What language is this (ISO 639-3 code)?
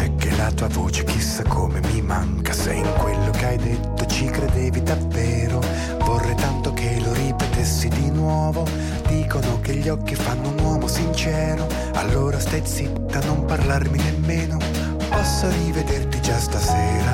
ita